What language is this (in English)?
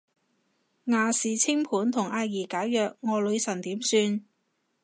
Cantonese